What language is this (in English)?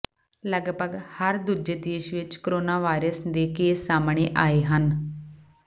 Punjabi